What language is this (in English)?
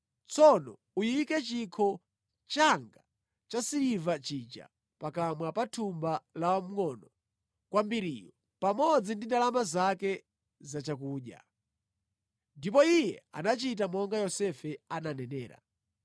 Nyanja